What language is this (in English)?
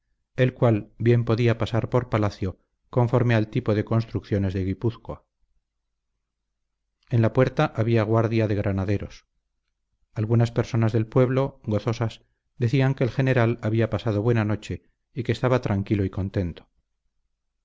Spanish